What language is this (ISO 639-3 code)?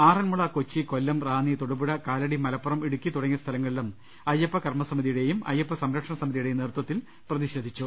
mal